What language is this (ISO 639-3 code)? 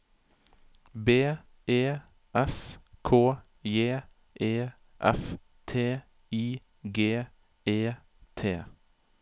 nor